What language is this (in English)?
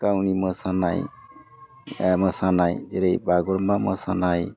Bodo